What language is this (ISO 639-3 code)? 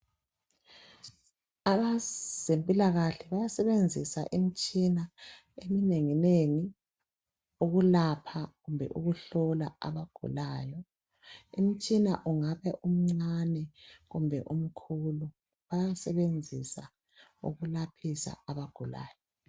nde